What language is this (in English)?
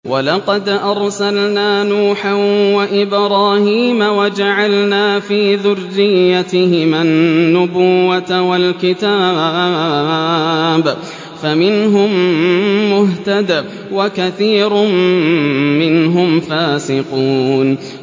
Arabic